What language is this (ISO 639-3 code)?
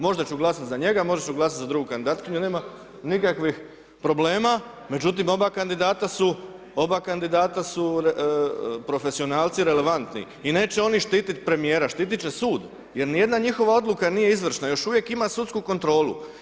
hrv